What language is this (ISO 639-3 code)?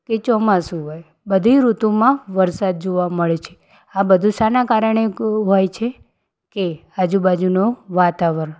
guj